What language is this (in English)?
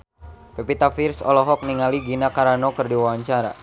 Sundanese